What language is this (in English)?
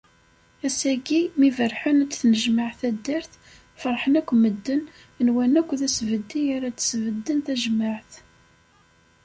Kabyle